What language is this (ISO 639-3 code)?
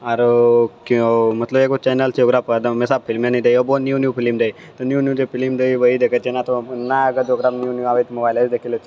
mai